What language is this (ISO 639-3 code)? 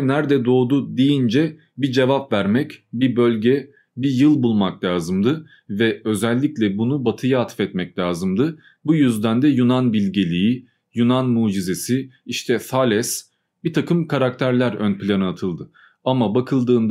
tur